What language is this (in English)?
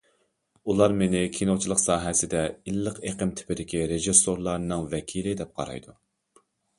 Uyghur